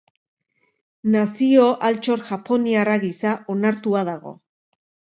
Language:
Basque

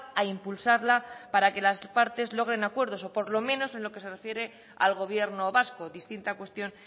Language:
Spanish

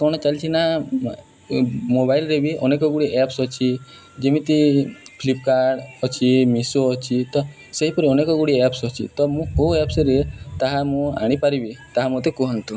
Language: Odia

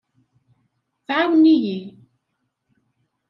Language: Kabyle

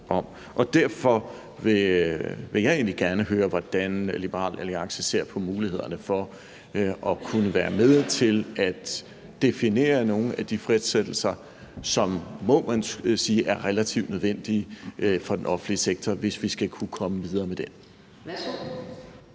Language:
Danish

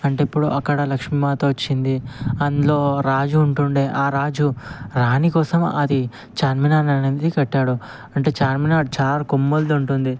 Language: Telugu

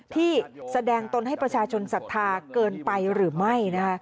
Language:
Thai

